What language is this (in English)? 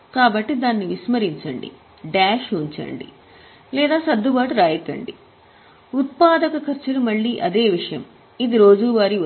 Telugu